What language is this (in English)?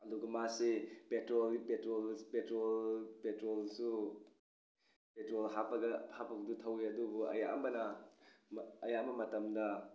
Manipuri